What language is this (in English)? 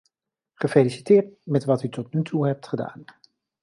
Dutch